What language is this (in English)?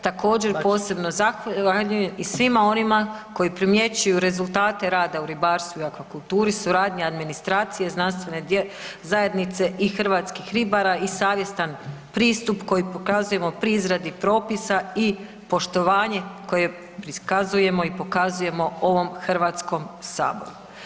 Croatian